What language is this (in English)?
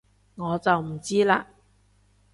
Cantonese